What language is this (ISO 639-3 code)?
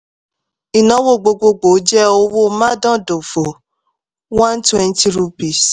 yor